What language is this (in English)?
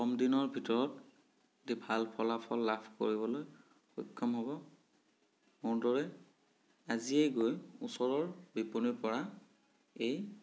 Assamese